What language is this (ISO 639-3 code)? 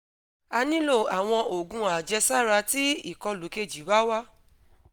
yor